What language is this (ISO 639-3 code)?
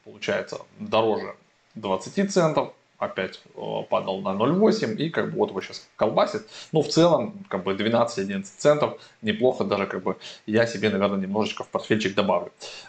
rus